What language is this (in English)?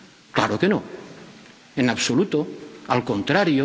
Spanish